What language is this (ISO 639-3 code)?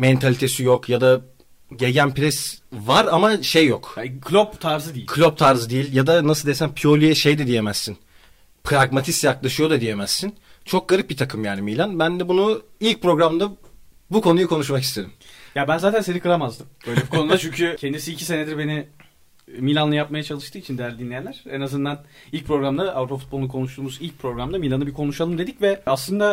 tur